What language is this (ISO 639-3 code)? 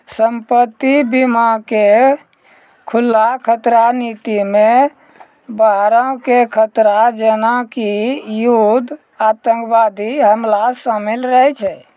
mai